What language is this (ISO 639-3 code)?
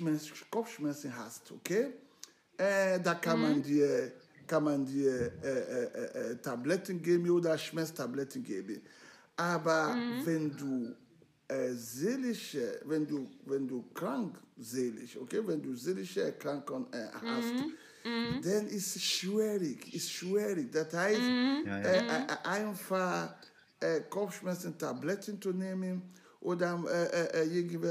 deu